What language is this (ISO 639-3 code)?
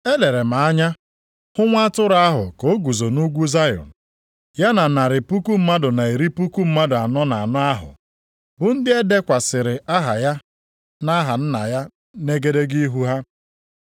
ibo